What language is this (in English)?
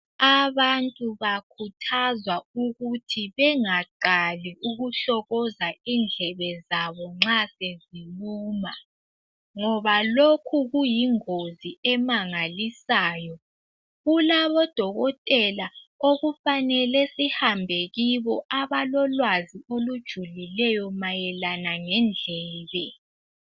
North Ndebele